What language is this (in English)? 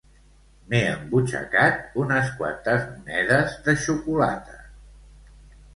Catalan